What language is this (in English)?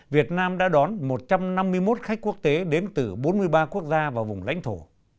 Vietnamese